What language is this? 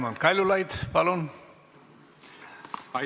Estonian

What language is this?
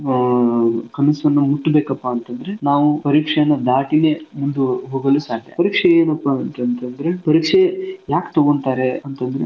Kannada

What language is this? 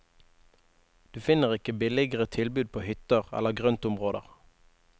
Norwegian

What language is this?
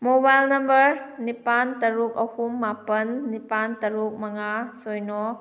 Manipuri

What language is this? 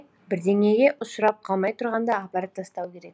Kazakh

